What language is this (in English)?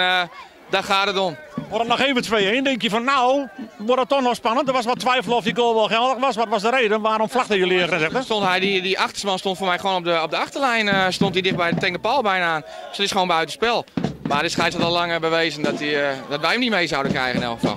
Dutch